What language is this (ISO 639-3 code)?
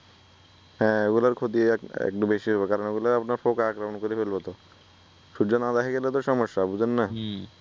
ben